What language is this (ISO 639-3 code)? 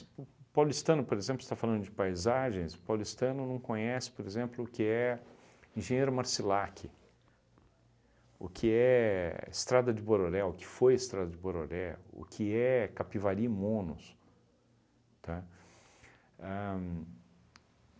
por